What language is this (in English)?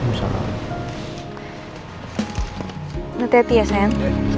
Indonesian